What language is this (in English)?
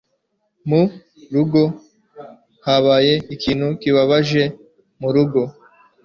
Kinyarwanda